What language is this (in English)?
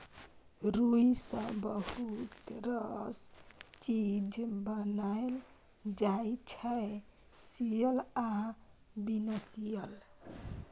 Maithili